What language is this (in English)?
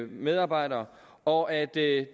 Danish